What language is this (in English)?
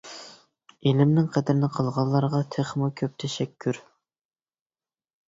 Uyghur